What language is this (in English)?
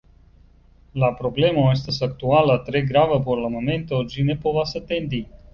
Esperanto